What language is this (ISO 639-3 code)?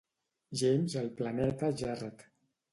cat